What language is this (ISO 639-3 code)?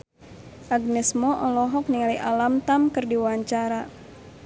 sun